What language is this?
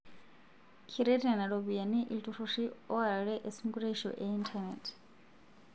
Masai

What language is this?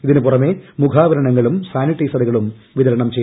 Malayalam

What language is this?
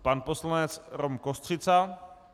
Czech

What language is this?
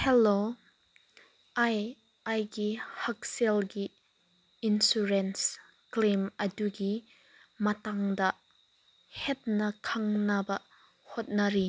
Manipuri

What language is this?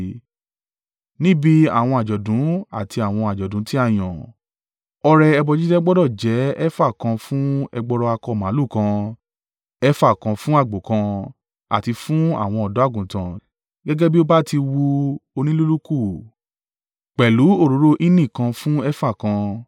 Yoruba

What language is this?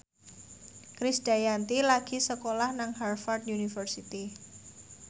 Javanese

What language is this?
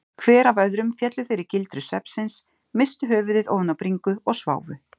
Icelandic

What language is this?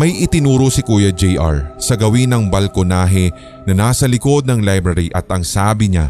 Filipino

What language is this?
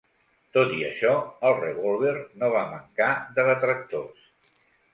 Catalan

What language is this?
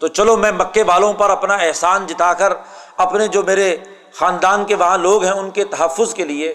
Urdu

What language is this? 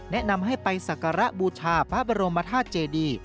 Thai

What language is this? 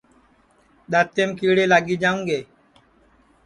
Sansi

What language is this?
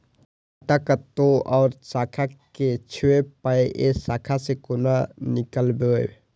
Maithili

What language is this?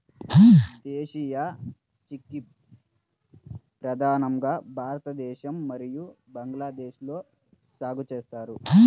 Telugu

